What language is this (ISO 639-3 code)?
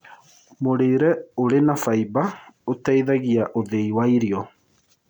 kik